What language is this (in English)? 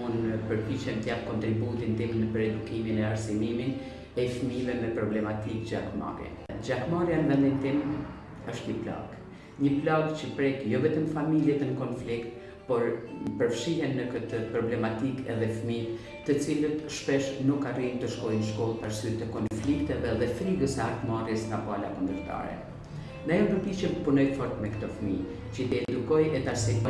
Albanian